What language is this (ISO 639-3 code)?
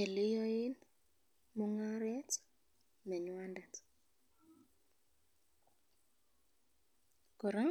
kln